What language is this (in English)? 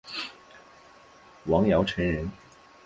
Chinese